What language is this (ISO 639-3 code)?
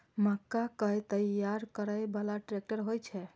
mai